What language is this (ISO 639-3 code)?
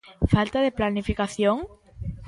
glg